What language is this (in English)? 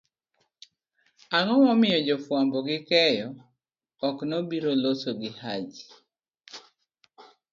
Luo (Kenya and Tanzania)